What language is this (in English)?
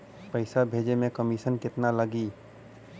Bhojpuri